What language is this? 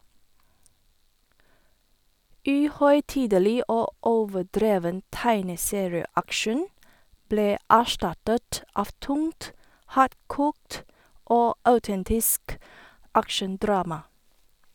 Norwegian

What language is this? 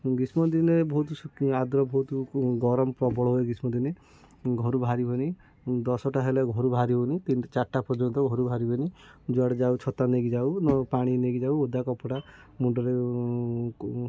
Odia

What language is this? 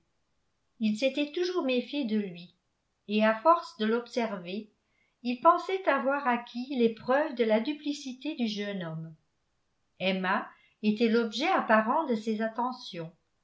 French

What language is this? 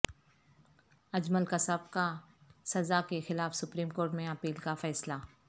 Urdu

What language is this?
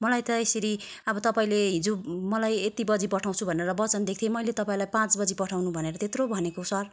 Nepali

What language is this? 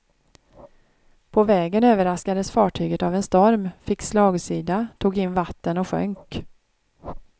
Swedish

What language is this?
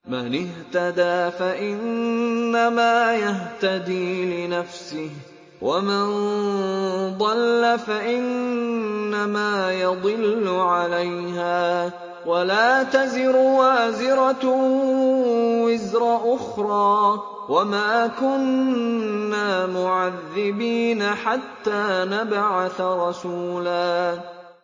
Arabic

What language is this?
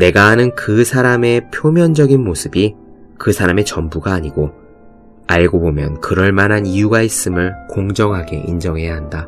Korean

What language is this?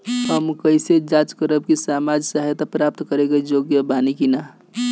Bhojpuri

